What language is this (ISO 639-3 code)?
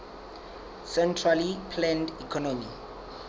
sot